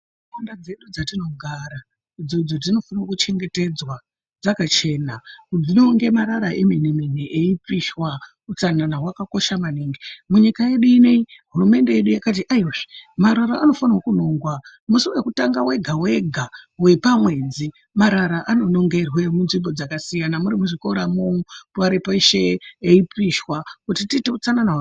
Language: Ndau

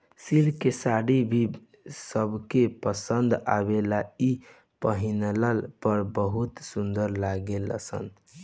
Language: Bhojpuri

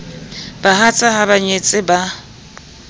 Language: Southern Sotho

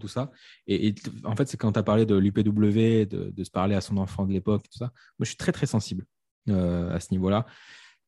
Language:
French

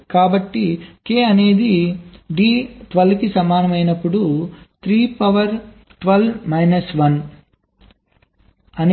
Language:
Telugu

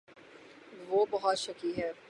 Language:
Urdu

